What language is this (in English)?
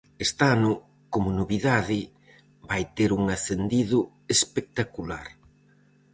Galician